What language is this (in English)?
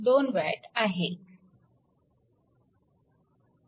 Marathi